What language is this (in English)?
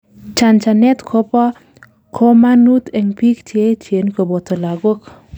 Kalenjin